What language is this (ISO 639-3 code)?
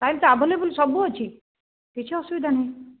ori